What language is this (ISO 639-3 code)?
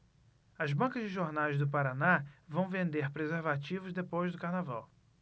por